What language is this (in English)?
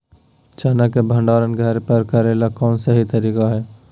Magahi